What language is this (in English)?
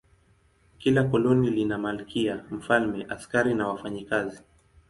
Swahili